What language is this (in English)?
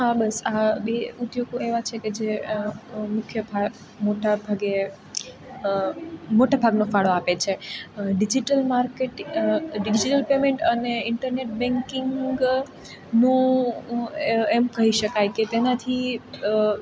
Gujarati